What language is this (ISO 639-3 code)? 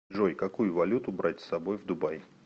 rus